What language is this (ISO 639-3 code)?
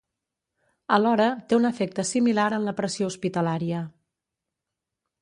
cat